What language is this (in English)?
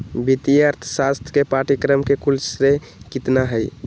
Magahi